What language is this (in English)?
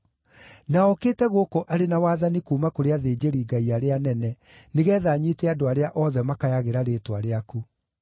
Kikuyu